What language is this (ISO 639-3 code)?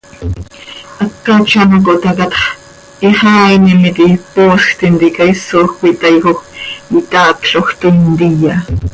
sei